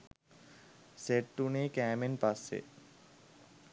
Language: Sinhala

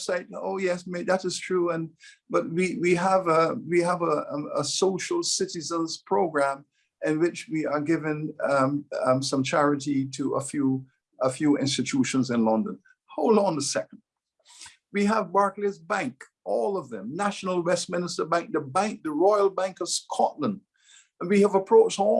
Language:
English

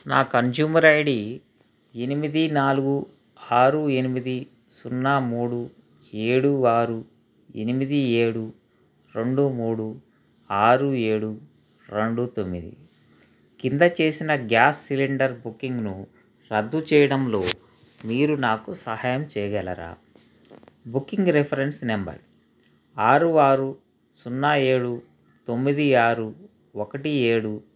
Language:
Telugu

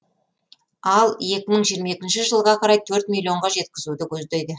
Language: Kazakh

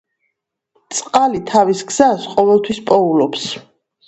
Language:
Georgian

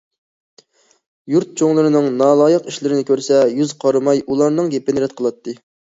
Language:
Uyghur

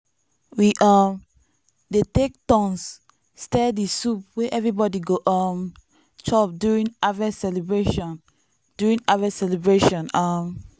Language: Nigerian Pidgin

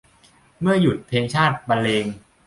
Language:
Thai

